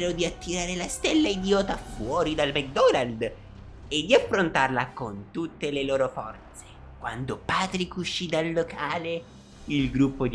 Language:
Italian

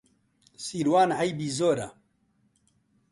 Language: Central Kurdish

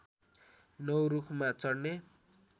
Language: Nepali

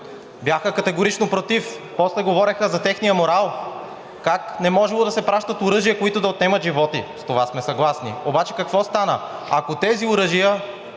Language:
Bulgarian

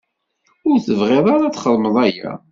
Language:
Kabyle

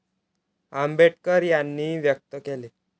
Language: Marathi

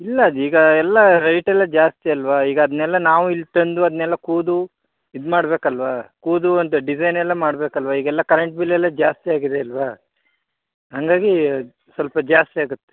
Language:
Kannada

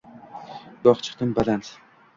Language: Uzbek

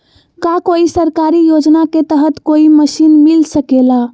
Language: Magahi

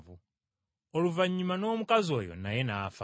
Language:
Ganda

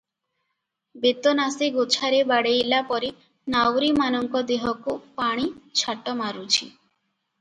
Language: Odia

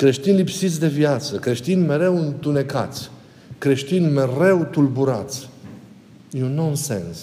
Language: Romanian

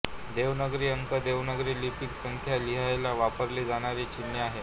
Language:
Marathi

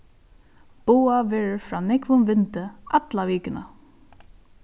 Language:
Faroese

